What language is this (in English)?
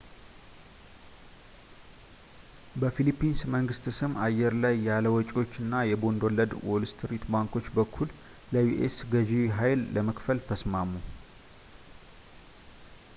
Amharic